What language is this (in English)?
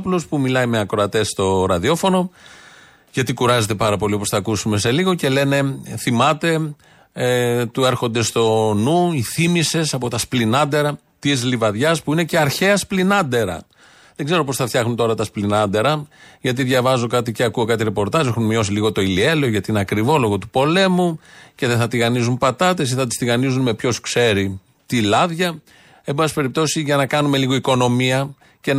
Greek